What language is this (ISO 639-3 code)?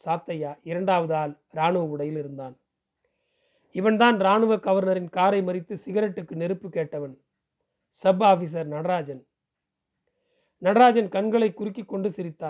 tam